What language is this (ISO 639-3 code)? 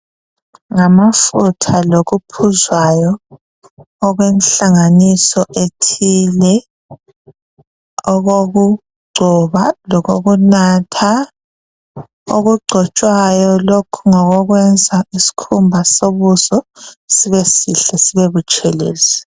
nde